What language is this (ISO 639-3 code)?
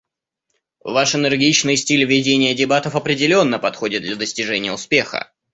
rus